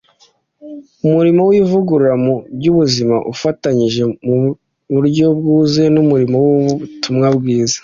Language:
Kinyarwanda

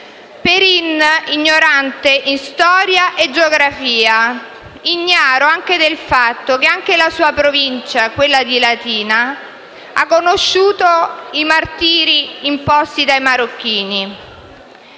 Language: Italian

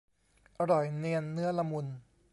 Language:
Thai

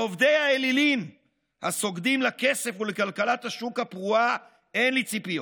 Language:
Hebrew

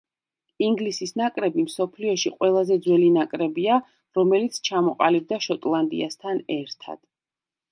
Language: Georgian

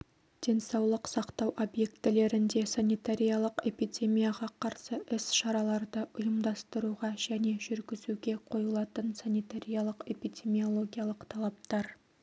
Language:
Kazakh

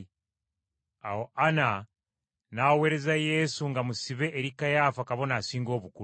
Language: Ganda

